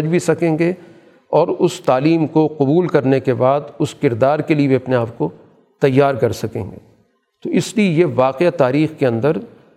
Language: Urdu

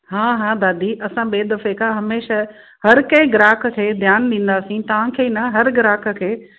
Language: Sindhi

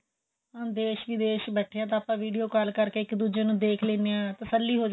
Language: Punjabi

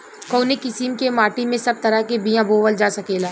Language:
Bhojpuri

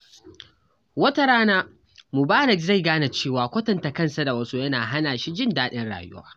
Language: Hausa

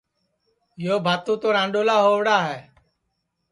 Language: Sansi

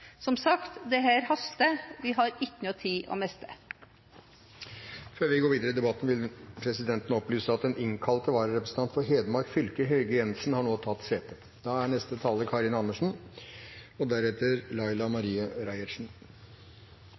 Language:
Norwegian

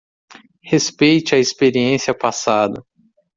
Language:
Portuguese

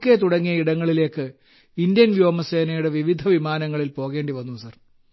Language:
Malayalam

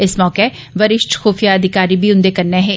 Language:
Dogri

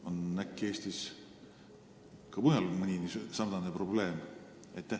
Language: Estonian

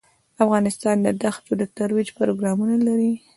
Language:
Pashto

